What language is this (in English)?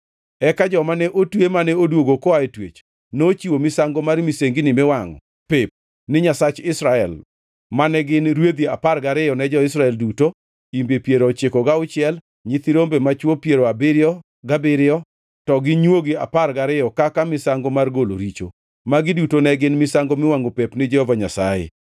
Luo (Kenya and Tanzania)